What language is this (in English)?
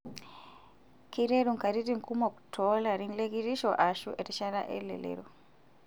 Masai